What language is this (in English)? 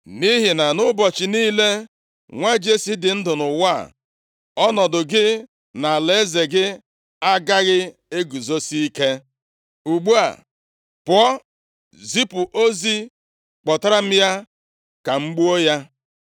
Igbo